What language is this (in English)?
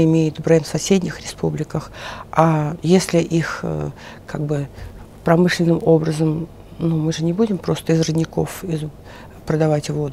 Russian